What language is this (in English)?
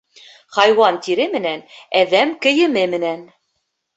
Bashkir